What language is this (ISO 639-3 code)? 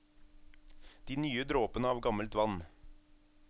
nor